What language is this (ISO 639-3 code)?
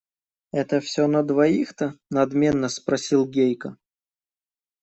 rus